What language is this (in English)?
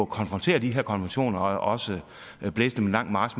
Danish